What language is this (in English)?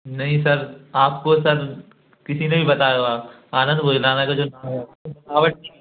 Hindi